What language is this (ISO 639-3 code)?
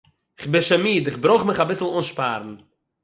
yid